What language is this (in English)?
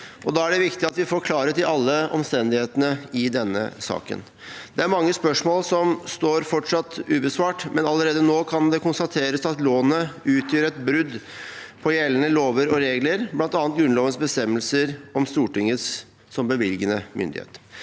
Norwegian